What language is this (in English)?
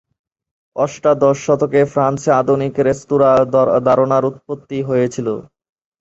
Bangla